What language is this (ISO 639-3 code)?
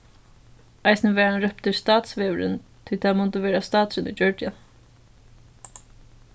fao